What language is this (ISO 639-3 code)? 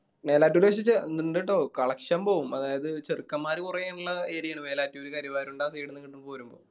mal